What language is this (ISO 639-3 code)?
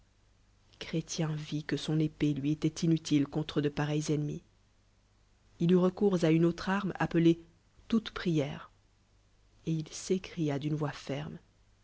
fra